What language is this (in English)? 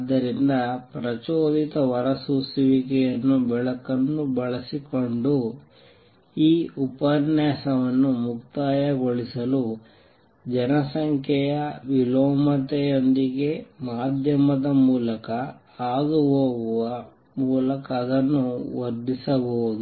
Kannada